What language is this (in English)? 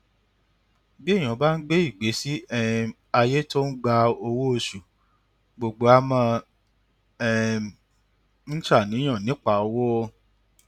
Yoruba